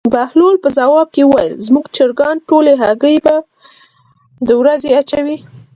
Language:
Pashto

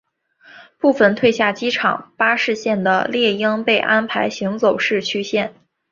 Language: Chinese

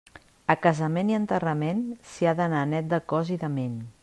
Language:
Catalan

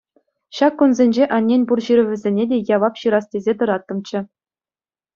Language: Chuvash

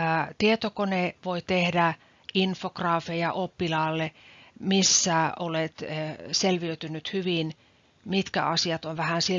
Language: Finnish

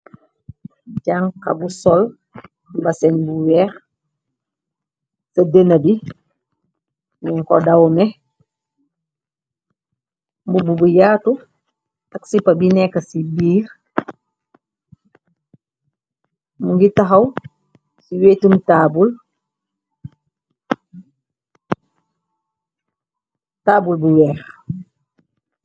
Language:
Wolof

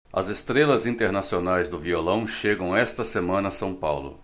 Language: Portuguese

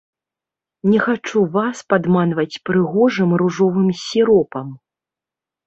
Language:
Belarusian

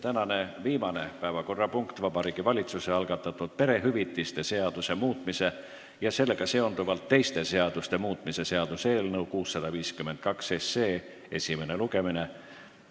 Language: Estonian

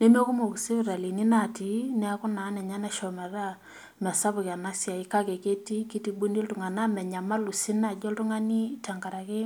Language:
Masai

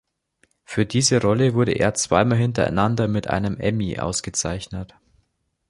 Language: German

